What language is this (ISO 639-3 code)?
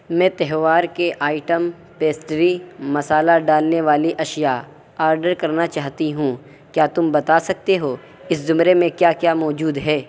urd